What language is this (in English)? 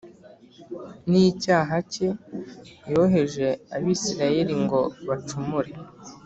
Kinyarwanda